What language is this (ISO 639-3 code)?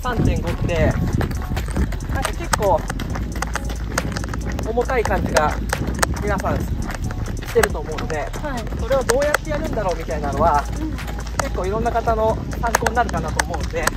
jpn